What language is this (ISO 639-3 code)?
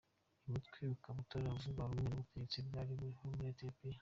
kin